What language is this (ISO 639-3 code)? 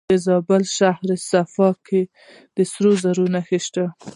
pus